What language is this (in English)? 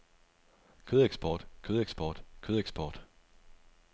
Danish